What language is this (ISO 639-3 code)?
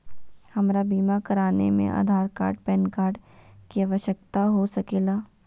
mag